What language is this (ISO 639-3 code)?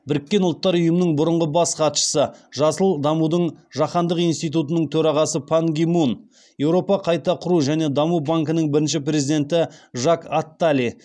kaz